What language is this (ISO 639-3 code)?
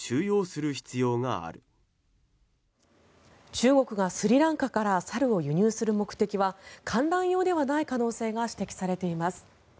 jpn